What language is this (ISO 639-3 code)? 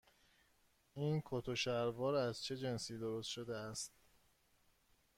fas